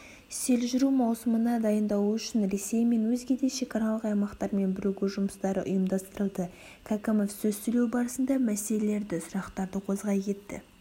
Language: Kazakh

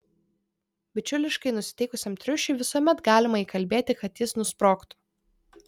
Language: Lithuanian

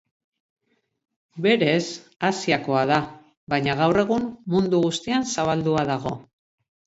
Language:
Basque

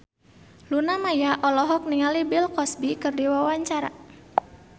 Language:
Sundanese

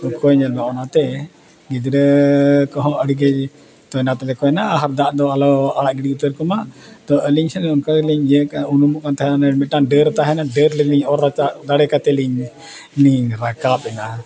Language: Santali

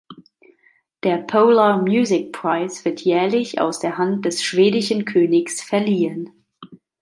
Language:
German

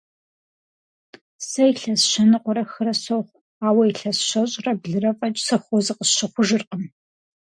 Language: Kabardian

